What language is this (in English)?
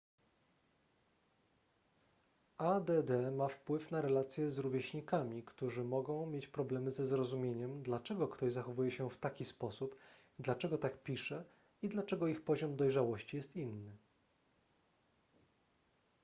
Polish